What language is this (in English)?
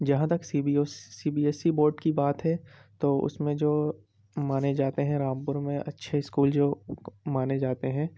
Urdu